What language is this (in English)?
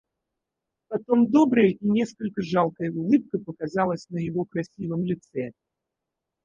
Russian